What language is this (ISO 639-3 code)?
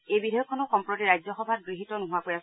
asm